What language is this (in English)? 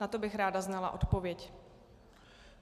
Czech